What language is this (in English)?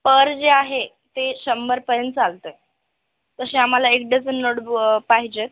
Marathi